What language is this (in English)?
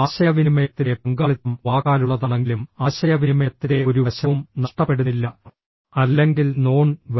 Malayalam